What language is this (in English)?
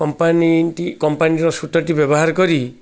Odia